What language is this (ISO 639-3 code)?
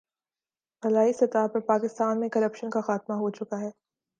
urd